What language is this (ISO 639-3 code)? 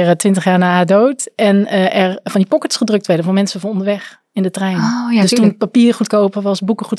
nld